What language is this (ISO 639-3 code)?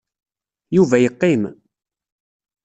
kab